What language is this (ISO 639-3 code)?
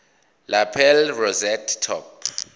zul